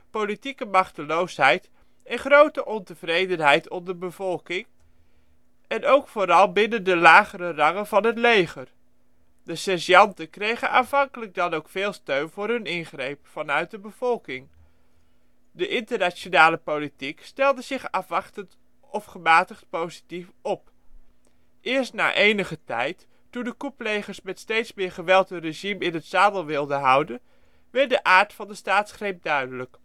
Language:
Dutch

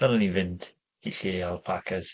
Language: Welsh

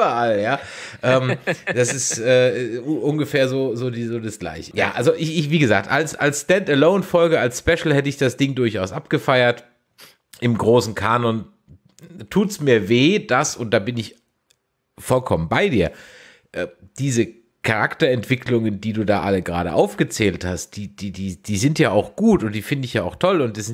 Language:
German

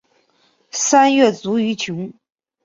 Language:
Chinese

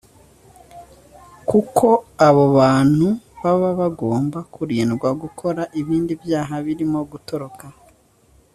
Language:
Kinyarwanda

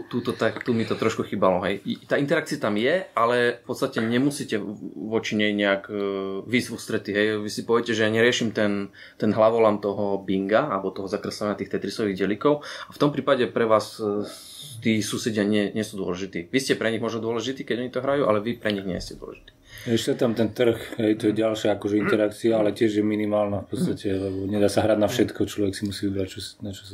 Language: Slovak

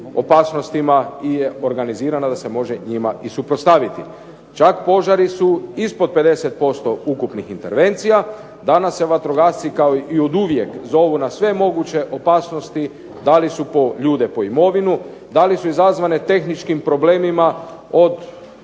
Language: Croatian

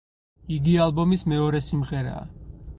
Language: Georgian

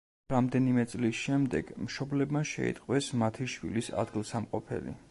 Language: Georgian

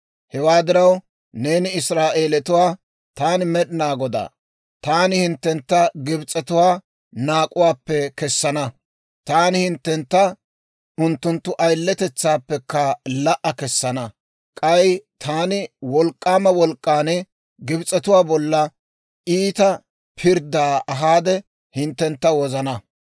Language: Dawro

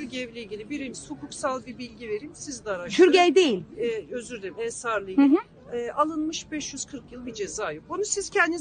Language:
Turkish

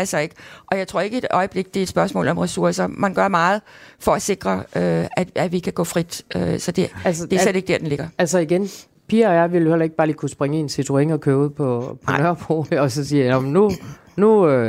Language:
Danish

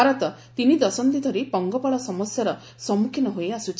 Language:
Odia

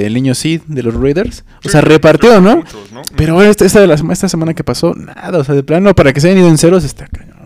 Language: Spanish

